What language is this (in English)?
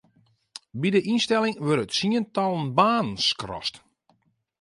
Western Frisian